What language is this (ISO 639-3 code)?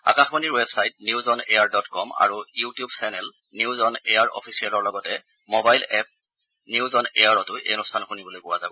asm